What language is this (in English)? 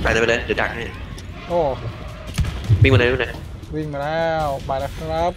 Thai